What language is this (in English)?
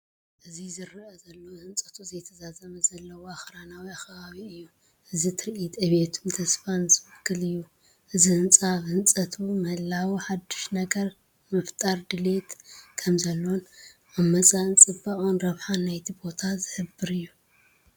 Tigrinya